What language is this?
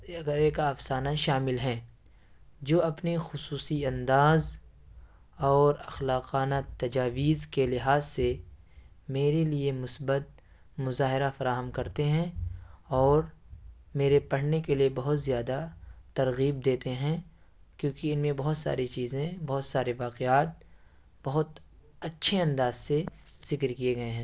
Urdu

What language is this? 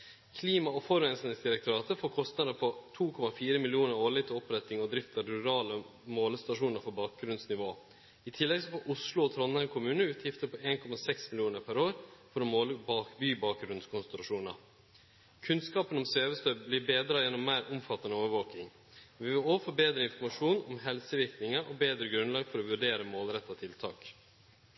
Norwegian Nynorsk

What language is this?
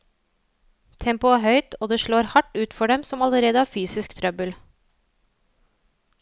Norwegian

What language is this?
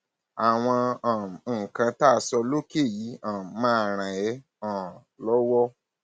Yoruba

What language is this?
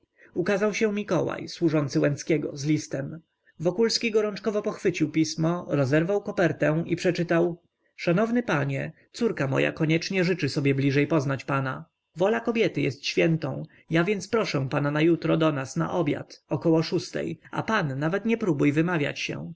Polish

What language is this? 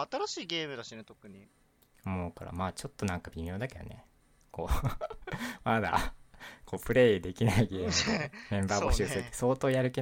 Japanese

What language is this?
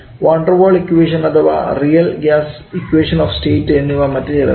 Malayalam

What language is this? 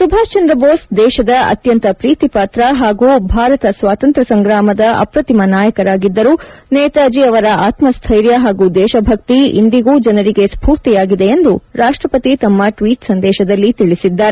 Kannada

